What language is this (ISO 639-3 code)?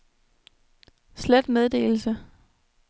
dan